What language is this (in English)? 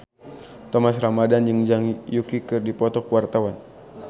Sundanese